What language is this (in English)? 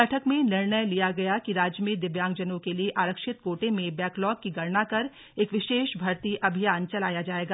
Hindi